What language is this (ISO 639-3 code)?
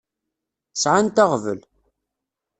kab